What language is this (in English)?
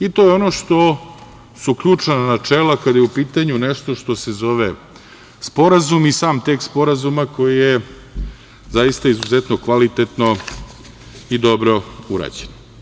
Serbian